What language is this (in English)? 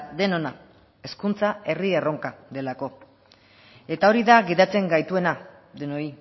Basque